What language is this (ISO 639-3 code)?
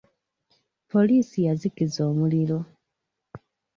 lug